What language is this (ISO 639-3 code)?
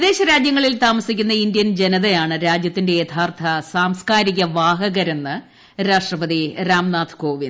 mal